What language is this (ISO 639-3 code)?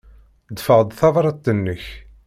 kab